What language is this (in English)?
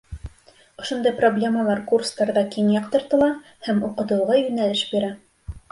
Bashkir